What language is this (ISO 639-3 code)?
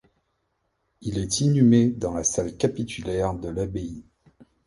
fra